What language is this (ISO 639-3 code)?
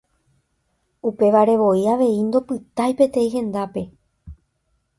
grn